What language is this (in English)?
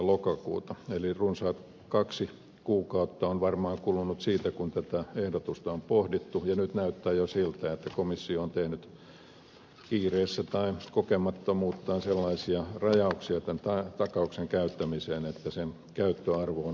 Finnish